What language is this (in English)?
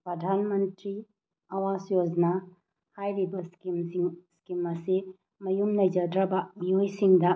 Manipuri